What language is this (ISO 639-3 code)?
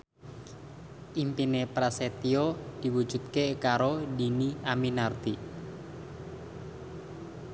jav